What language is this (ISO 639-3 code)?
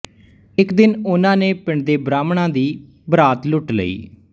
pan